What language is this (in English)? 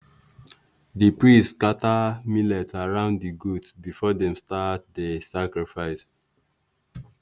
Nigerian Pidgin